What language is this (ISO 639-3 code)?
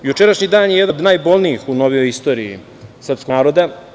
srp